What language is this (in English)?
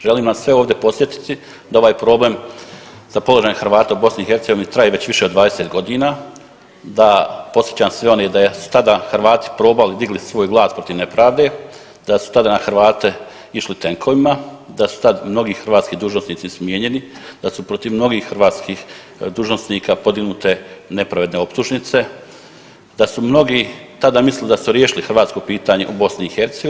Croatian